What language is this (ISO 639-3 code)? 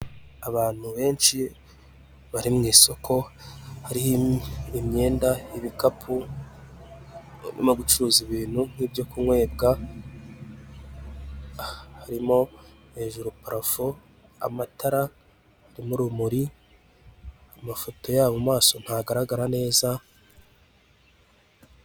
kin